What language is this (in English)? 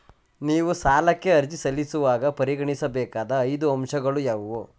Kannada